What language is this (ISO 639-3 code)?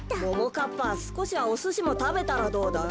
jpn